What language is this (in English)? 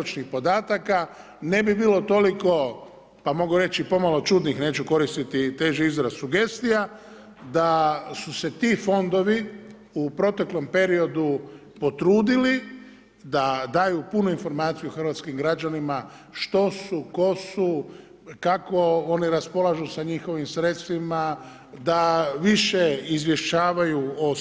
Croatian